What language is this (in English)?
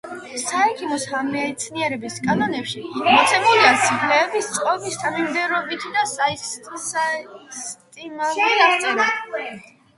Georgian